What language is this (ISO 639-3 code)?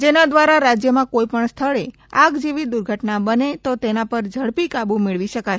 guj